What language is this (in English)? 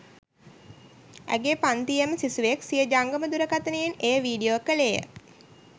Sinhala